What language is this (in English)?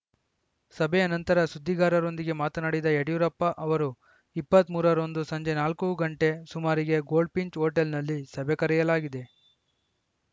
Kannada